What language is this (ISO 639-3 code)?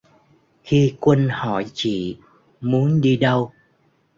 vie